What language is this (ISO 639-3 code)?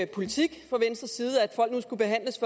dan